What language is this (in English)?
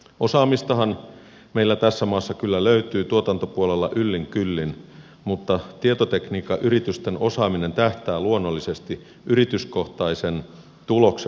Finnish